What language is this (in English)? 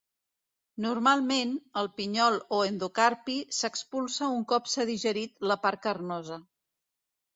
Catalan